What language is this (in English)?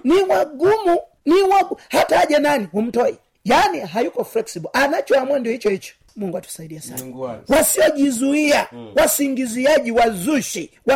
Swahili